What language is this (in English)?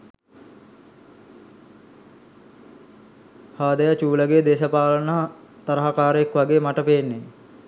Sinhala